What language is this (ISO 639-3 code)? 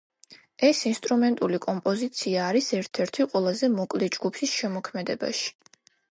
kat